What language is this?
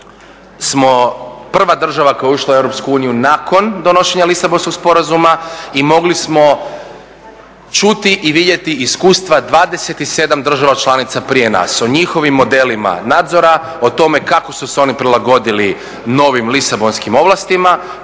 Croatian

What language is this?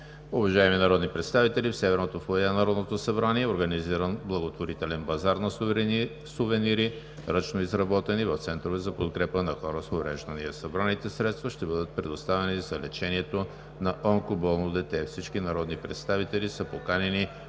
Bulgarian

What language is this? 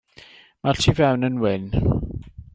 Welsh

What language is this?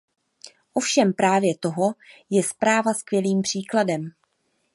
Czech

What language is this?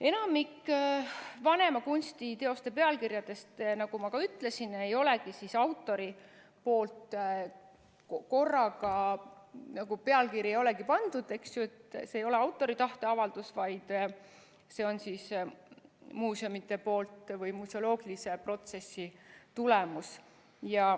Estonian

